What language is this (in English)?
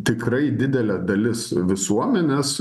Lithuanian